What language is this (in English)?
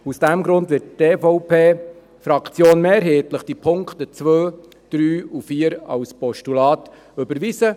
Swiss German